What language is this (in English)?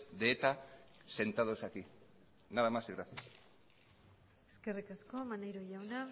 Basque